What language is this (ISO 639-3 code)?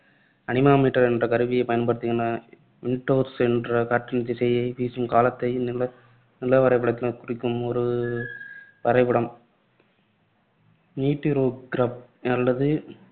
tam